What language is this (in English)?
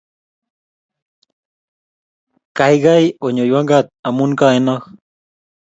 Kalenjin